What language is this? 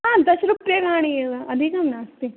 Sanskrit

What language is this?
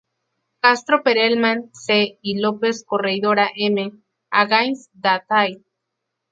Spanish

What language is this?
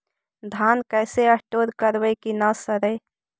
Magahi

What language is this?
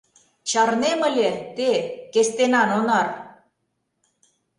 Mari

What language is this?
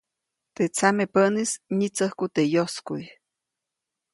Copainalá Zoque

